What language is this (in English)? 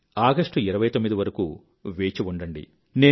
Telugu